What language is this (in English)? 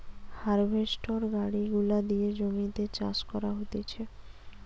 Bangla